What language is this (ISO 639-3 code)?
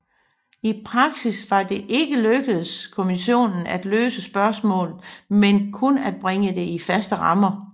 dan